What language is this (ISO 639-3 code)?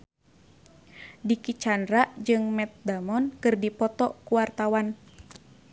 sun